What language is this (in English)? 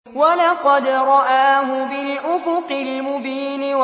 Arabic